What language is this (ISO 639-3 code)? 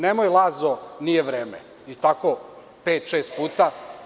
srp